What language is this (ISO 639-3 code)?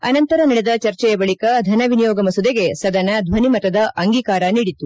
kan